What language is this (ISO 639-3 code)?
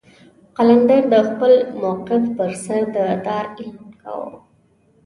pus